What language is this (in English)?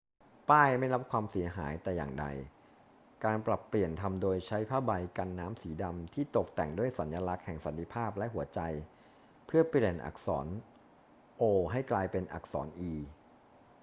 Thai